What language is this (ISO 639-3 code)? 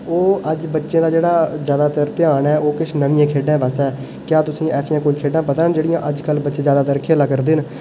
doi